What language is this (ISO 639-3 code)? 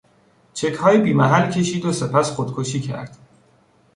fas